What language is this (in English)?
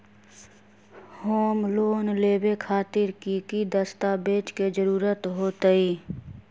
Magahi